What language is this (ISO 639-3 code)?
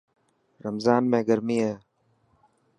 mki